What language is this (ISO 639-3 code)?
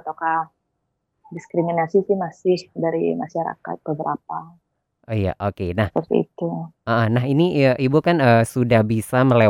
ind